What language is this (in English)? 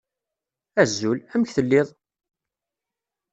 Kabyle